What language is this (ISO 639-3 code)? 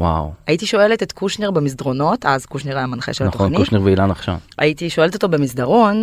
heb